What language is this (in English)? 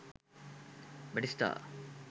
Sinhala